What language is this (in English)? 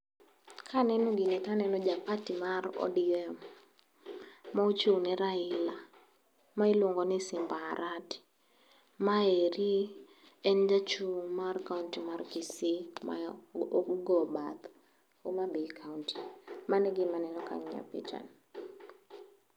Luo (Kenya and Tanzania)